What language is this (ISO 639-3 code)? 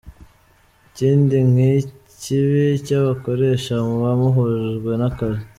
kin